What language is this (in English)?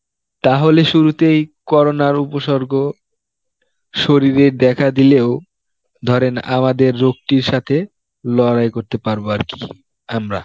Bangla